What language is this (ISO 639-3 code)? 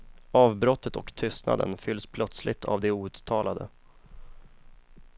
swe